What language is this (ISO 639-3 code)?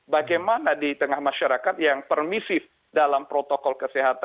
ind